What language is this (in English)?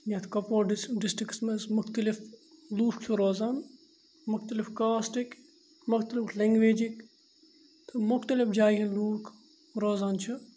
Kashmiri